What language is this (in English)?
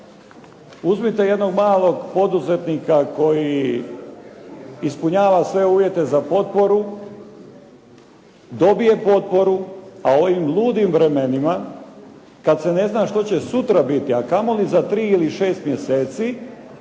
Croatian